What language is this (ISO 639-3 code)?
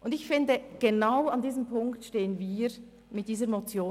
gsw